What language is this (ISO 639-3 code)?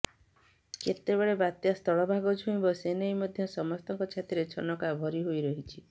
ori